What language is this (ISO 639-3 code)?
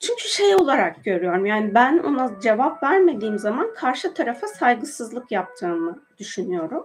tur